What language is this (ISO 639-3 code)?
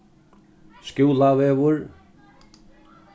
fao